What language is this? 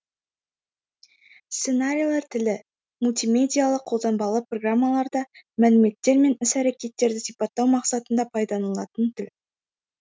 Kazakh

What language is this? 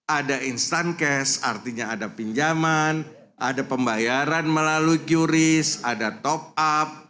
Indonesian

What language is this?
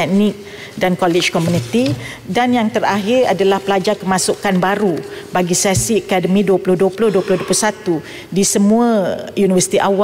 Malay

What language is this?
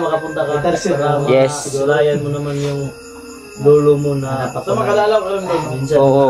Filipino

